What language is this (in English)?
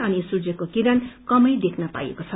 Nepali